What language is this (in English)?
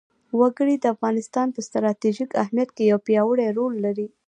Pashto